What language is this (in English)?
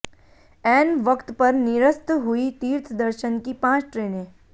Hindi